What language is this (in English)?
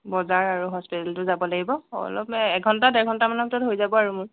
Assamese